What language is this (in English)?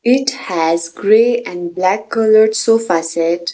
English